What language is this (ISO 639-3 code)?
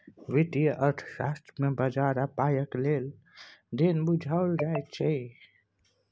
mai